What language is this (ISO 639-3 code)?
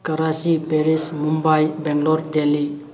mni